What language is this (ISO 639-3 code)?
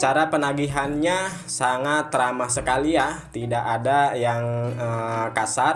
ind